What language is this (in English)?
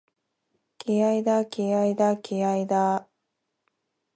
Japanese